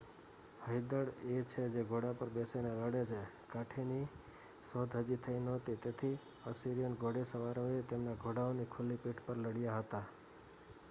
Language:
Gujarati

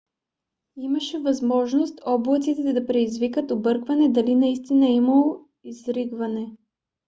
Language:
Bulgarian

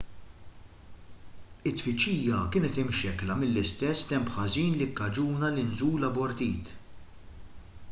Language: Maltese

